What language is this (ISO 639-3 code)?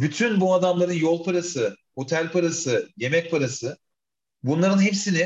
tur